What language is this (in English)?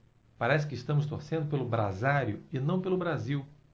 Portuguese